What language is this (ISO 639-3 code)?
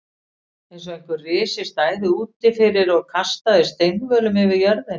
isl